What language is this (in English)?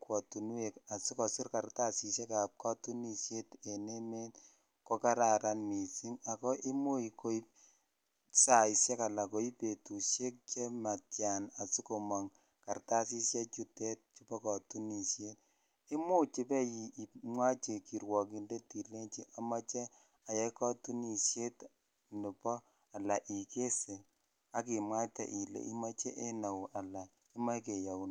Kalenjin